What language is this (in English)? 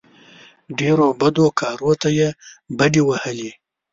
Pashto